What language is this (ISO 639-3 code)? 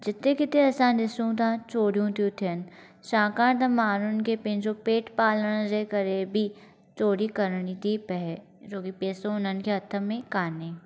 snd